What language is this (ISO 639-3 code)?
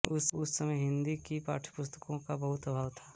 hin